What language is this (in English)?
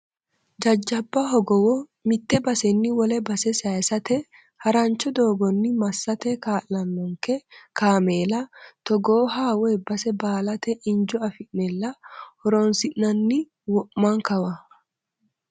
Sidamo